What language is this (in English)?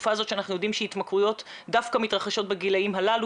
Hebrew